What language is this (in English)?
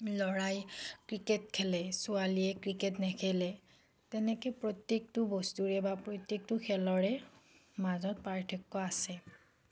Assamese